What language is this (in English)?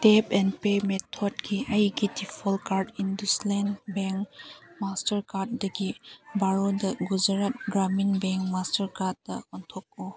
Manipuri